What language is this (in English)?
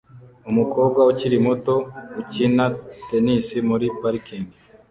Kinyarwanda